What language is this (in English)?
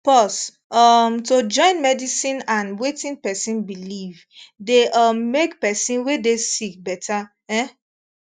Nigerian Pidgin